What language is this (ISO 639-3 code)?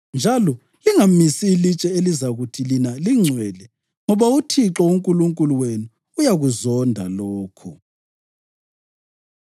nde